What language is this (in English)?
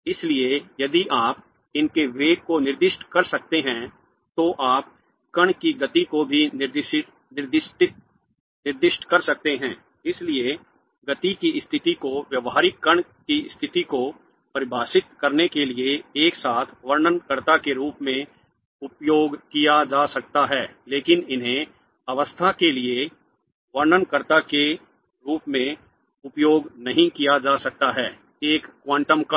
Hindi